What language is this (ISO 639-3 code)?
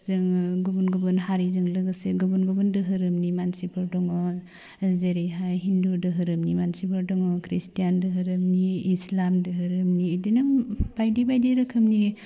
brx